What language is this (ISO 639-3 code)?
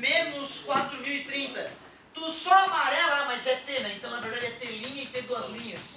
por